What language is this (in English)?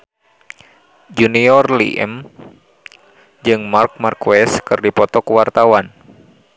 Sundanese